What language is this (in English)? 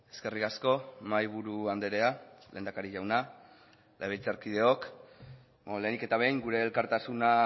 Basque